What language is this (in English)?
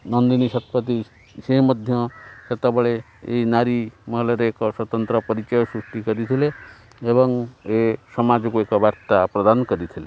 Odia